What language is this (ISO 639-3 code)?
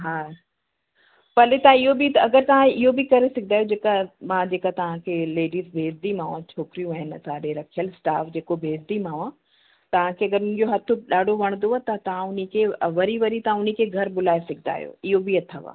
snd